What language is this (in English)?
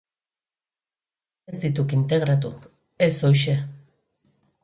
Basque